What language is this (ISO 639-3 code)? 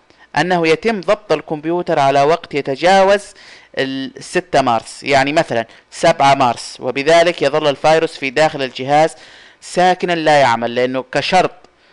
ara